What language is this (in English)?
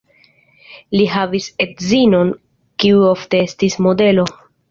Esperanto